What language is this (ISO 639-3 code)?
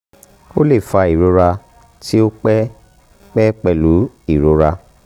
yor